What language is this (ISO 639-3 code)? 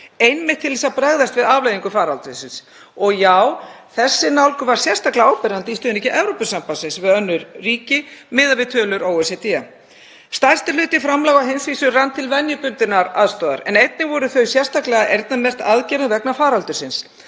isl